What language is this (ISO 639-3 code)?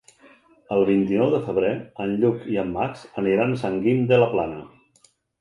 cat